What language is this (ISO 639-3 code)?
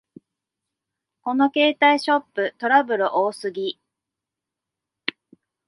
jpn